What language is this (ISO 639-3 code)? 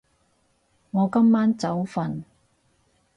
yue